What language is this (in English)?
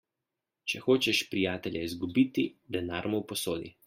Slovenian